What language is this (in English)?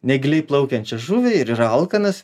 Lithuanian